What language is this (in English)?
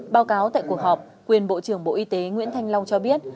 Vietnamese